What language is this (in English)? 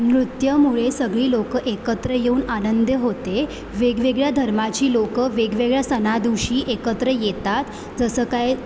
Marathi